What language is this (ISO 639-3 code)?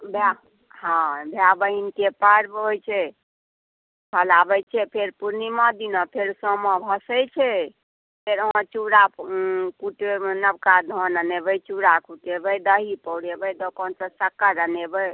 mai